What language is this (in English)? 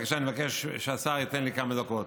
Hebrew